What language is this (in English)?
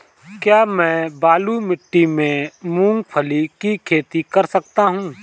Hindi